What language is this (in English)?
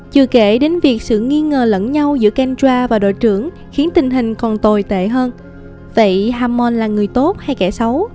Vietnamese